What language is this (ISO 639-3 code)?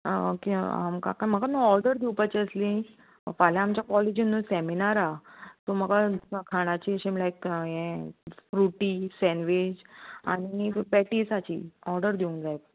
kok